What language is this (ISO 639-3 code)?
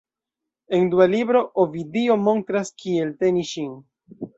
epo